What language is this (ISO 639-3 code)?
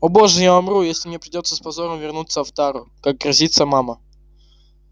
rus